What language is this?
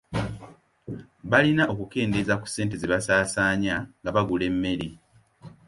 Ganda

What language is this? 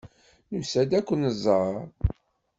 Kabyle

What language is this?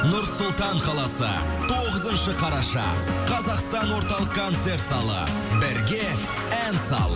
Kazakh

